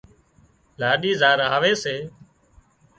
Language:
Wadiyara Koli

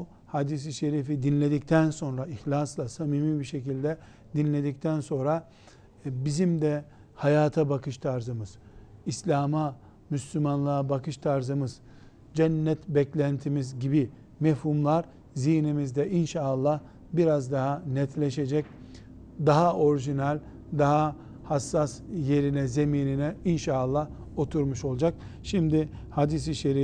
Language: Turkish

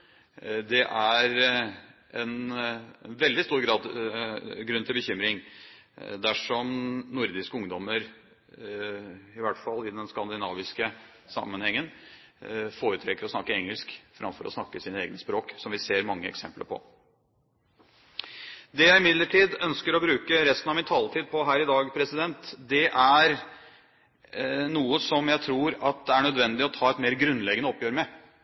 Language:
Norwegian Bokmål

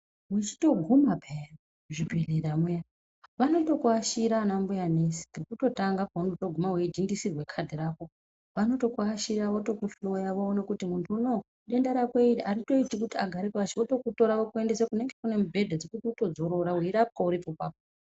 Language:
Ndau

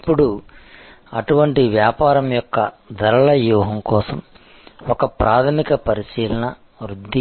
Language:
Telugu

